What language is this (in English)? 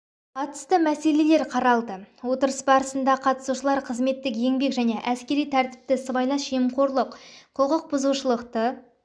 Kazakh